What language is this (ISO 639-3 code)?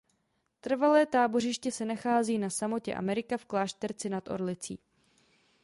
ces